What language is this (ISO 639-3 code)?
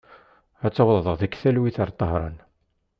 kab